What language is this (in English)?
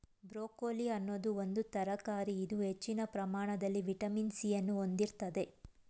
Kannada